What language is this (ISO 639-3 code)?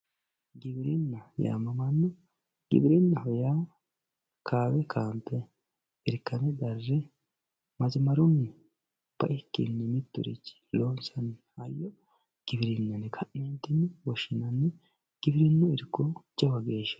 sid